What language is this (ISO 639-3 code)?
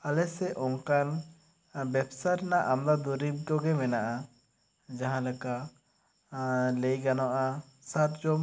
sat